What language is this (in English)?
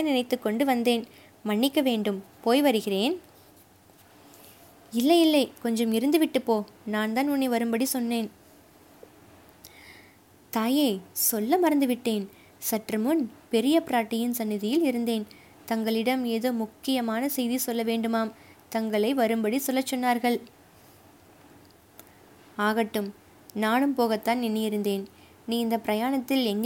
Tamil